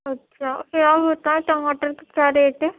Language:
Urdu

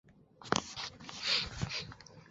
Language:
Chinese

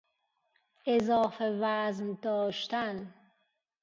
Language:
Persian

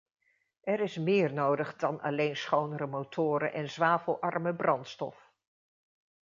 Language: Dutch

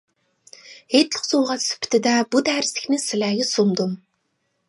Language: Uyghur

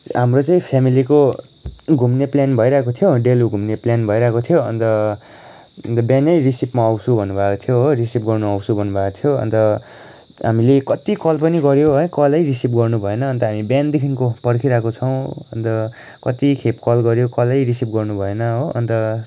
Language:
Nepali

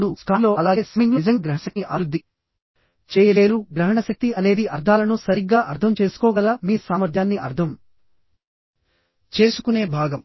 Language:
Telugu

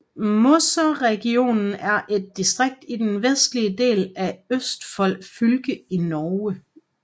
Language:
Danish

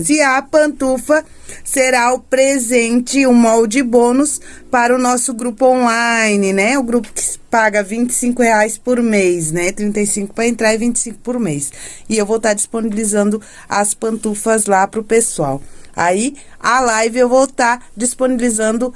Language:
Portuguese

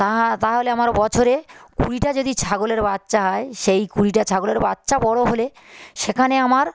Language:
Bangla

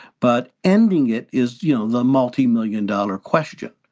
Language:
English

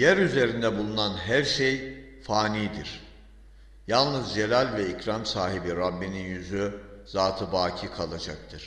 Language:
Turkish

